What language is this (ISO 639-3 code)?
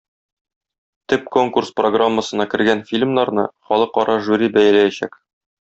tat